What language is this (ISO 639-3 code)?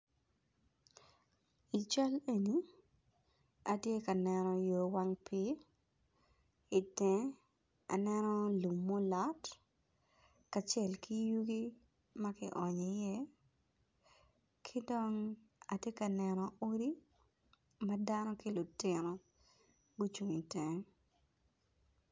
ach